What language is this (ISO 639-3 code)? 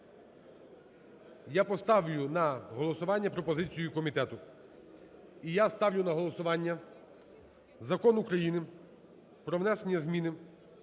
ukr